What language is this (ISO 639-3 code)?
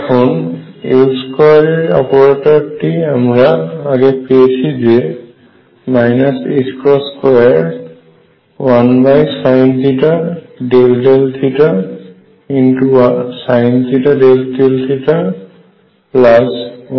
ben